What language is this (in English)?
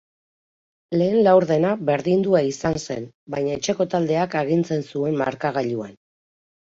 Basque